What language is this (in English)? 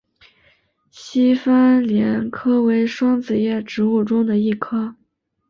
Chinese